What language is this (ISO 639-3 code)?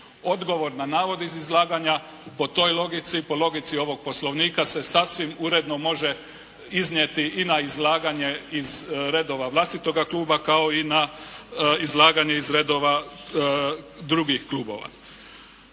hrv